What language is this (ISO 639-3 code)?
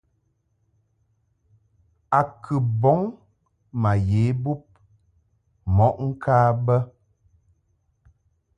mhk